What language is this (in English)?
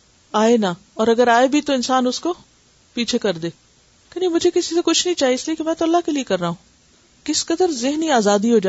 Urdu